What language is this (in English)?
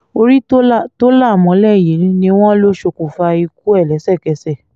Yoruba